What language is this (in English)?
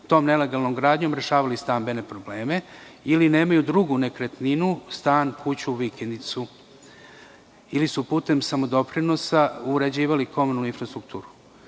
Serbian